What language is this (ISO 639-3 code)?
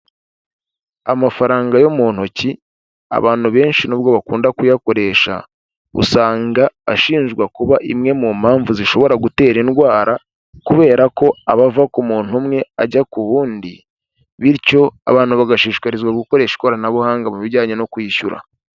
kin